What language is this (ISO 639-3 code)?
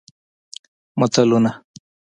pus